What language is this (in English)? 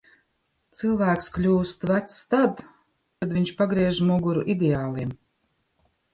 Latvian